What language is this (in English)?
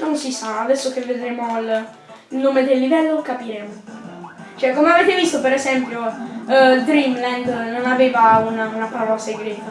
Italian